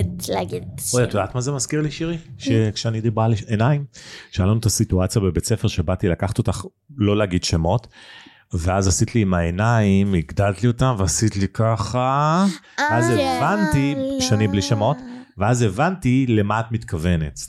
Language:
Hebrew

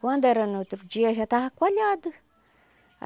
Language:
Portuguese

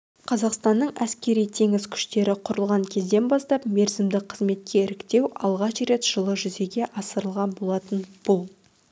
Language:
Kazakh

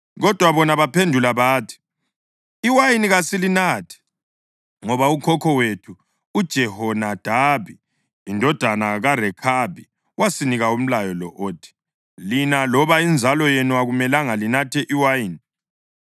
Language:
North Ndebele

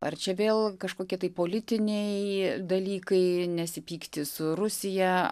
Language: Lithuanian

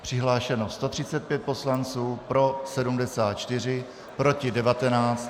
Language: Czech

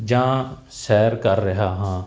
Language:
Punjabi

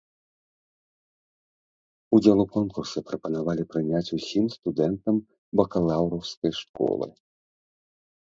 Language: Belarusian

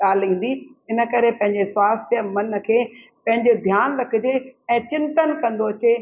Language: Sindhi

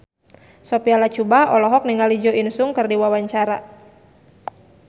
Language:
Sundanese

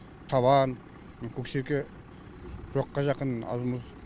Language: Kazakh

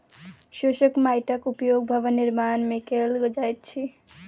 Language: Maithili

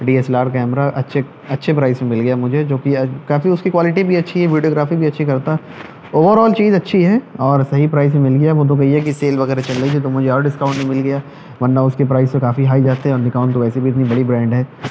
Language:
Urdu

